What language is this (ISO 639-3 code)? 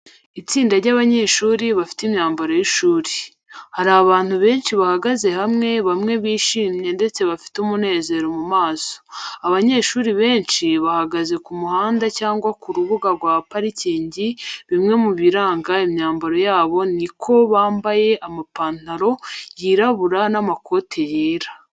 kin